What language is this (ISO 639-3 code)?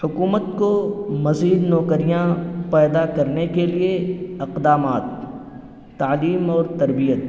urd